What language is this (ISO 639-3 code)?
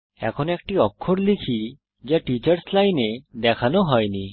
ben